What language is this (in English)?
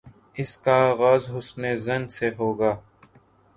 Urdu